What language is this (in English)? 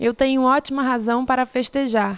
Portuguese